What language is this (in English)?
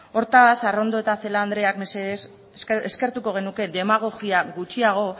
Basque